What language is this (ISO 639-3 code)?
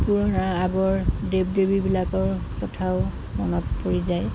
asm